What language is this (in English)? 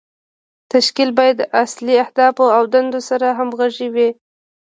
Pashto